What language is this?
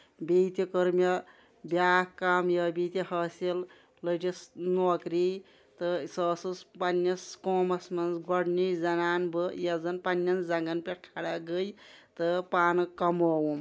Kashmiri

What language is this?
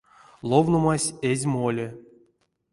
Erzya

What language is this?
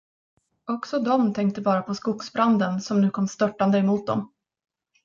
Swedish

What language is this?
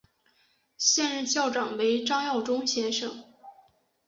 Chinese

